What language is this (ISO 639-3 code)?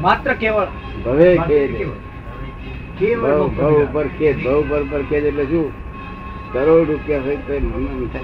guj